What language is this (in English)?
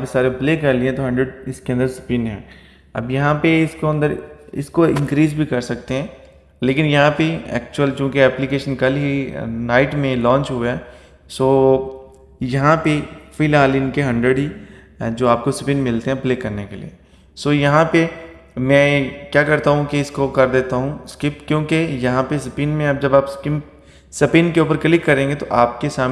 Hindi